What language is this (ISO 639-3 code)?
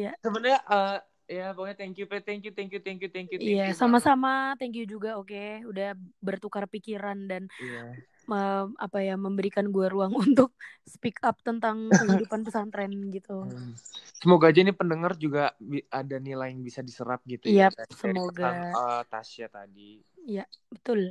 ind